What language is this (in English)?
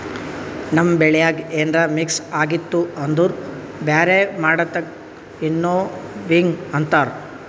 Kannada